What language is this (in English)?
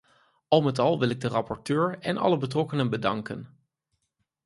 Dutch